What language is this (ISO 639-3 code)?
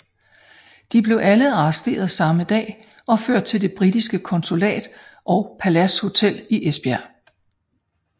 dan